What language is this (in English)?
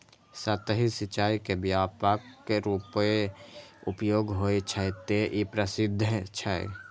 Maithili